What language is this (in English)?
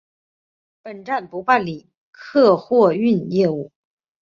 Chinese